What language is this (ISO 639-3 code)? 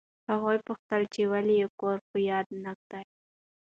pus